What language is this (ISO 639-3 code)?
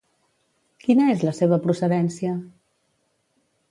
cat